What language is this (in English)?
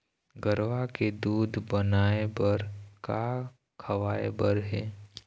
Chhattisgarhi